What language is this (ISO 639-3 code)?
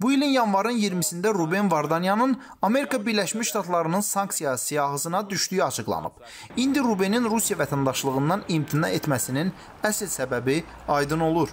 tur